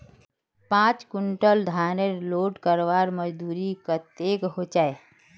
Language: Magahi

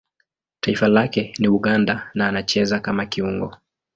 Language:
Swahili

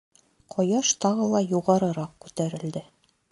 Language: Bashkir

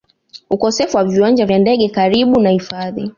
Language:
Swahili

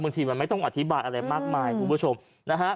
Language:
Thai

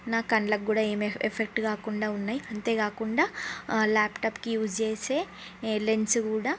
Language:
Telugu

